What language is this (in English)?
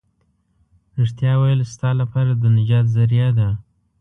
Pashto